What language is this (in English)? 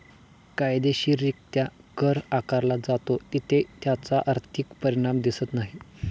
Marathi